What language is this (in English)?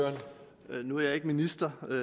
Danish